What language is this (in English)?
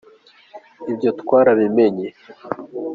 Kinyarwanda